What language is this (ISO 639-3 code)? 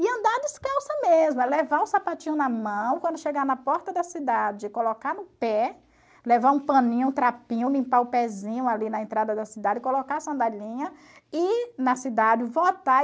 por